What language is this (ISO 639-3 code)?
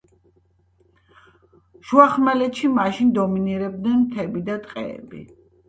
kat